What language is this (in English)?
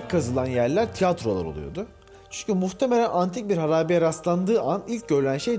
Turkish